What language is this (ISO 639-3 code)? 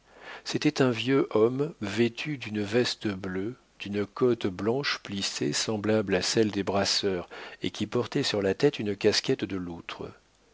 fra